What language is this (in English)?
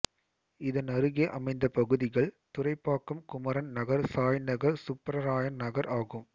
Tamil